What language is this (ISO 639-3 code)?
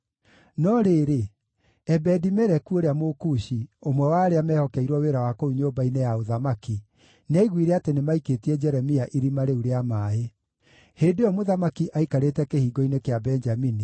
kik